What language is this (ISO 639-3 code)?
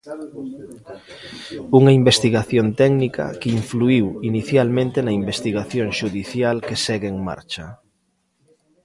glg